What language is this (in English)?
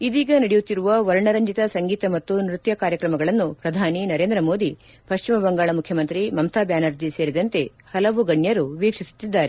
Kannada